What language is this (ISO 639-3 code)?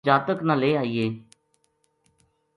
gju